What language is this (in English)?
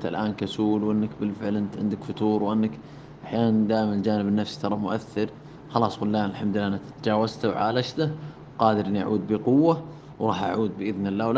Arabic